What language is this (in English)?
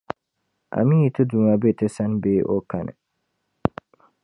Dagbani